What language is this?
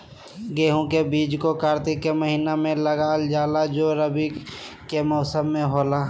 Magahi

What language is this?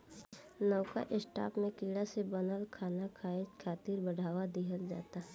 Bhojpuri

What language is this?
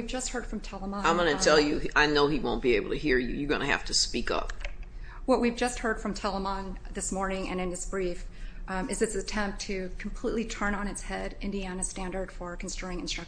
English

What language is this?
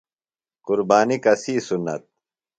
Phalura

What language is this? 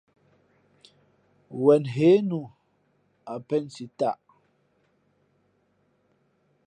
Fe'fe'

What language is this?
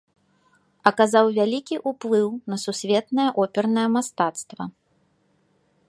Belarusian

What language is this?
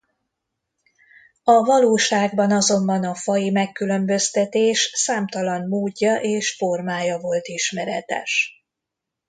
Hungarian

